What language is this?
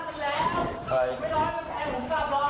Thai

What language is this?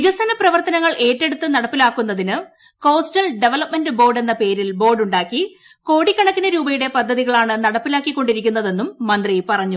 Malayalam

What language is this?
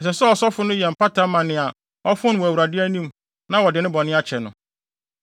Akan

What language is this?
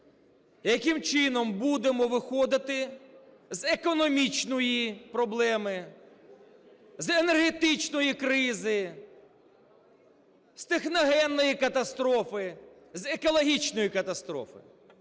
Ukrainian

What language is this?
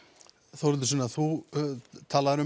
Icelandic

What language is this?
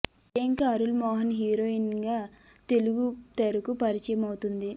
Telugu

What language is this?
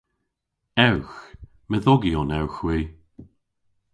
Cornish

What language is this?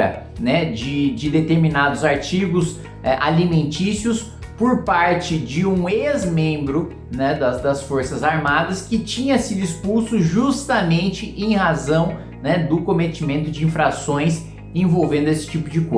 Portuguese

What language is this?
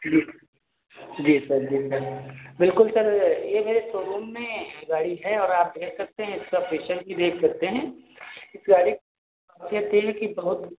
Hindi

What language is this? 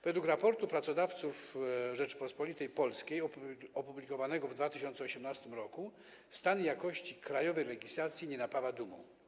Polish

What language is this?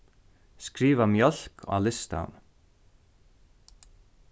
Faroese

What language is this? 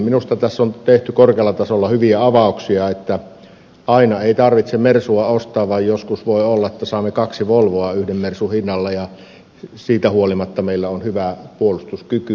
Finnish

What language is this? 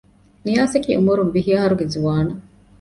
Divehi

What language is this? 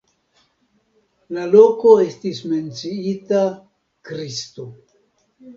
Esperanto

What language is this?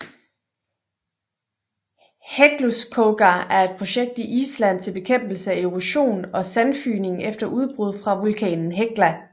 Danish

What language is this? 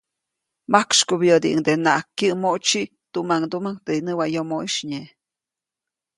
Copainalá Zoque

